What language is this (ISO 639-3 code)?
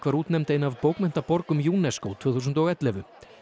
isl